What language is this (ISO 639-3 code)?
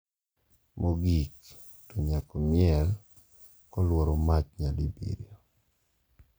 luo